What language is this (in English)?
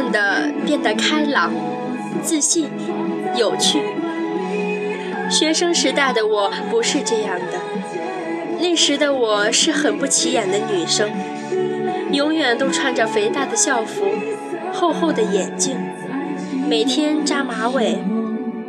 Chinese